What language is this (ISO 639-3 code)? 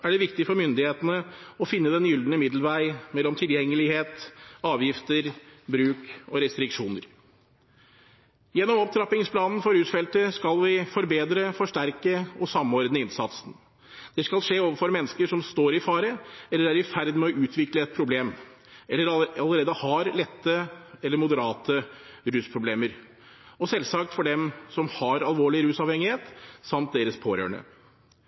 nob